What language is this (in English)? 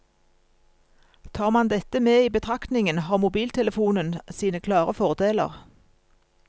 Norwegian